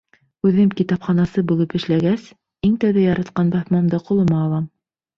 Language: Bashkir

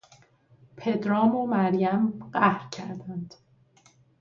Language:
Persian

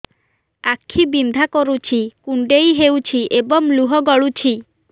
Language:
Odia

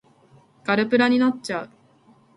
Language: Japanese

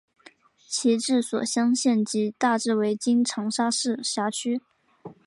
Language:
Chinese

